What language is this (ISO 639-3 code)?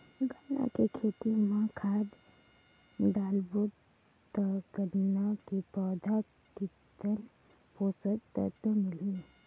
hne